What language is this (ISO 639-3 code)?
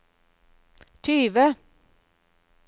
nor